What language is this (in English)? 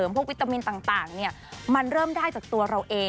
Thai